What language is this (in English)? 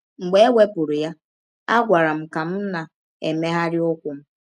Igbo